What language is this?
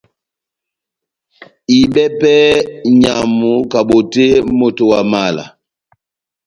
Batanga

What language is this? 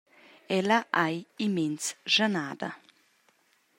Romansh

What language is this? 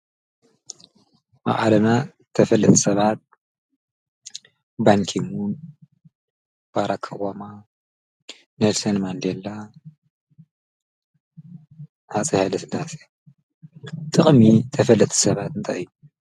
Tigrinya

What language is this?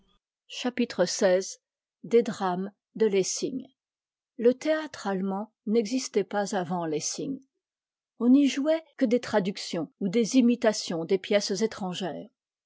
French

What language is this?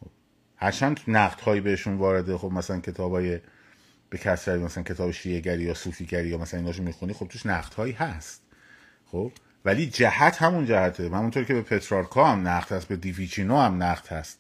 Persian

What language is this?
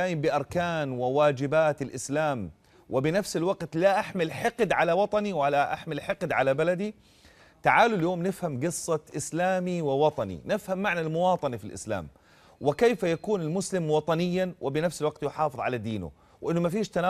Arabic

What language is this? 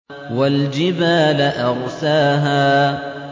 Arabic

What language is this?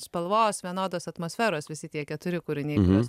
Lithuanian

